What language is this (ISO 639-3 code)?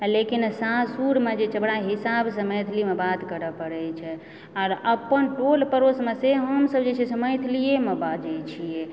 mai